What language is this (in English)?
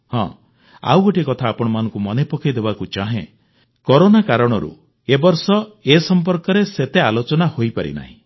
Odia